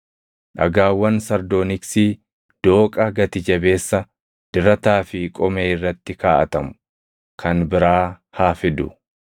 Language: Oromo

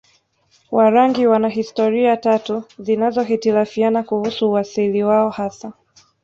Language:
Swahili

